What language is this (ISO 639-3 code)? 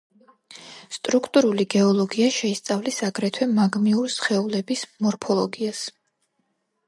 kat